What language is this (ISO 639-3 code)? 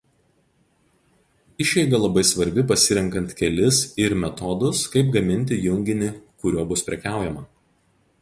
lit